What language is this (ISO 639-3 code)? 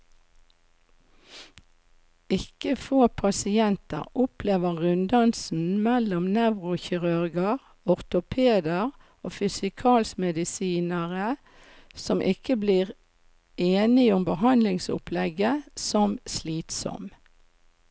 nor